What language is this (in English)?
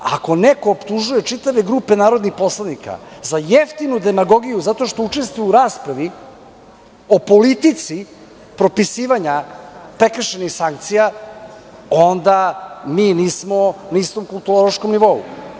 Serbian